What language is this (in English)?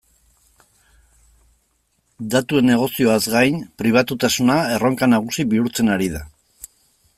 Basque